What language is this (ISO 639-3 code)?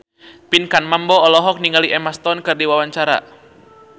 sun